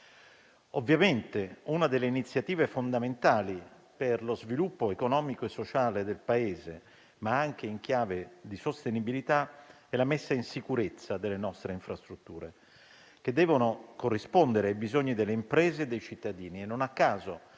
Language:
Italian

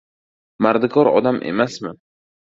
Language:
Uzbek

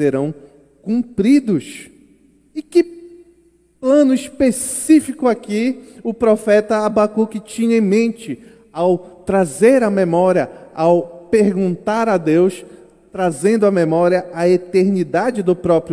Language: Portuguese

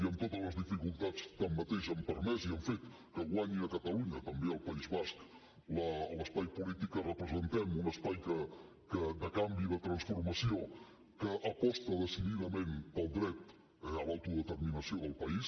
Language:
Catalan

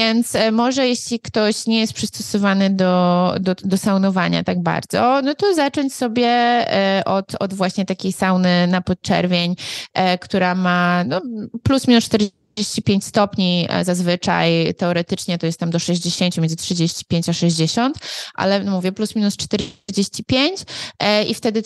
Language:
Polish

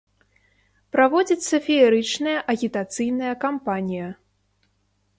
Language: Belarusian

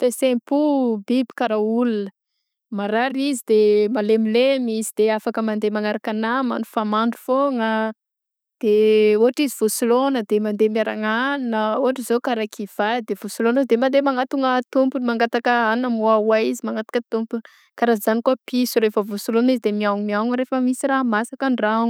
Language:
Southern Betsimisaraka Malagasy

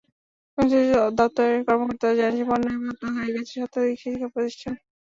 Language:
Bangla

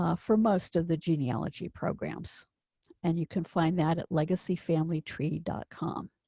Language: English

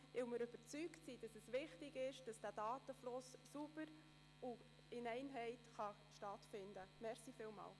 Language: Swiss German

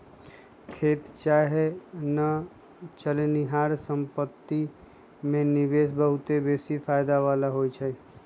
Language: Magahi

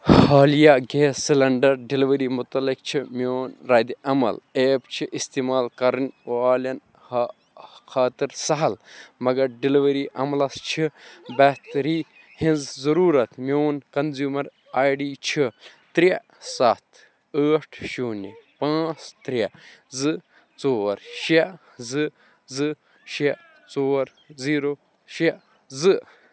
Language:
Kashmiri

